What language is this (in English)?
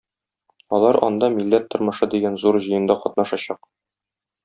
Tatar